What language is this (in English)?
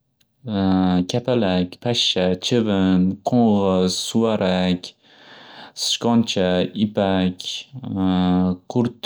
Uzbek